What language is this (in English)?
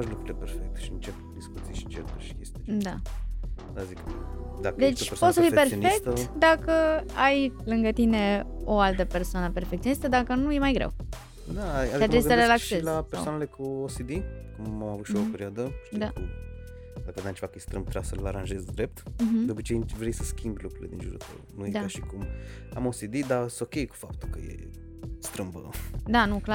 Romanian